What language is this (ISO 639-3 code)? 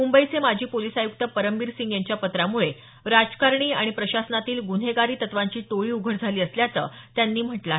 mar